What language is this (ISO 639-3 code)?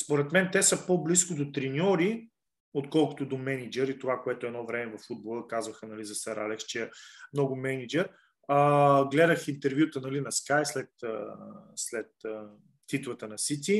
bul